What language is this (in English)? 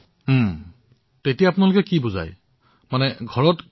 Assamese